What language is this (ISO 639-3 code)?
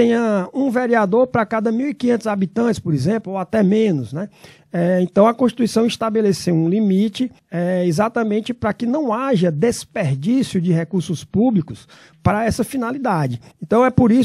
por